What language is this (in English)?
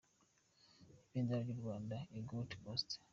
Kinyarwanda